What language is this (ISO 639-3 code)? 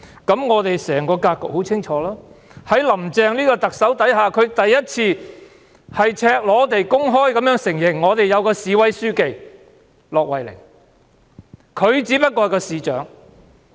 yue